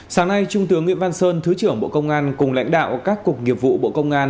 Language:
Vietnamese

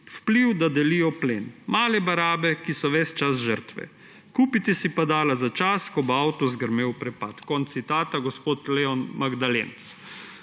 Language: Slovenian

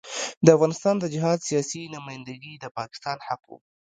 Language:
Pashto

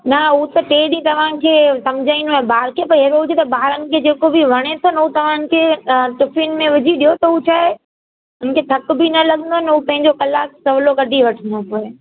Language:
Sindhi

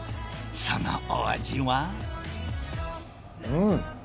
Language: Japanese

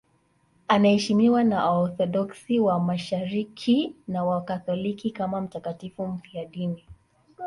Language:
Swahili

